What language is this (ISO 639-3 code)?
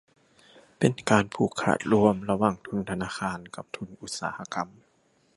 tha